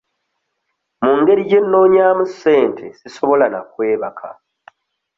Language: Ganda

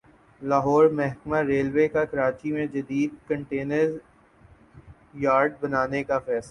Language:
Urdu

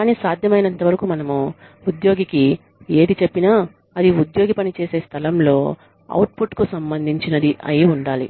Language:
Telugu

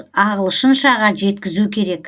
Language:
Kazakh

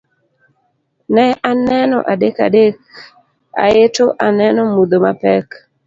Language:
Luo (Kenya and Tanzania)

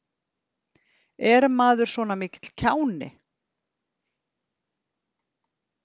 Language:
Icelandic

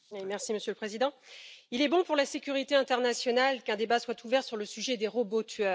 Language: French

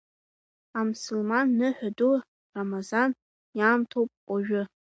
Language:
Abkhazian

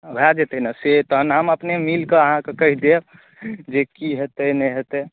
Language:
Maithili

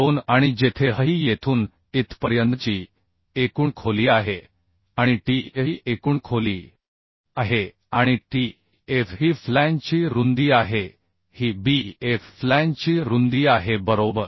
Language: Marathi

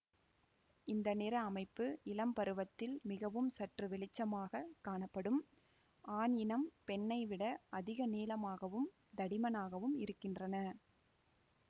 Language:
Tamil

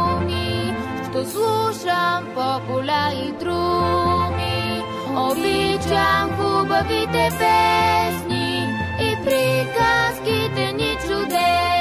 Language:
Bulgarian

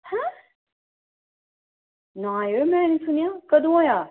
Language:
Dogri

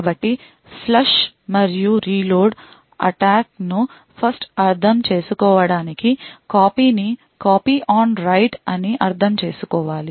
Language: Telugu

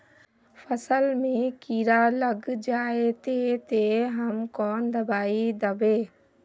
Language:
Magahi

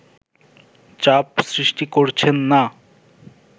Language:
Bangla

